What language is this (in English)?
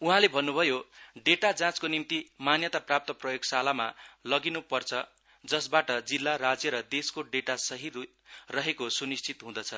Nepali